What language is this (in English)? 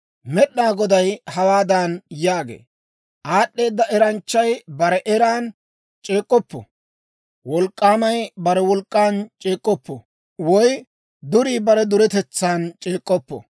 Dawro